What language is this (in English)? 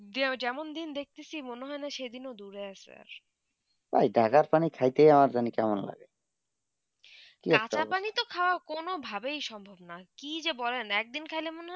Bangla